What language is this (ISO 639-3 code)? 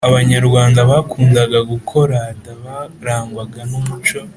kin